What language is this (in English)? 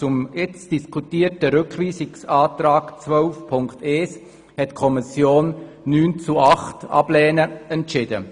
Swiss German